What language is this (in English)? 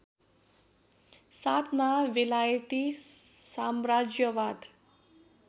Nepali